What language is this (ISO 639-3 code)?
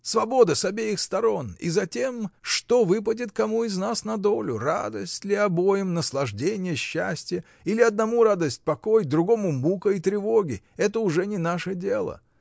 rus